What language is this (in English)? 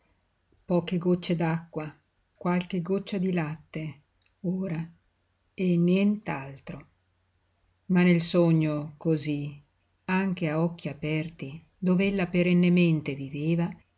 Italian